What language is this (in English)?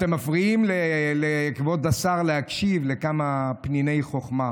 Hebrew